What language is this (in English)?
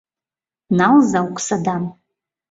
Mari